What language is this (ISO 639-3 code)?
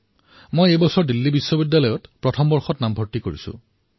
asm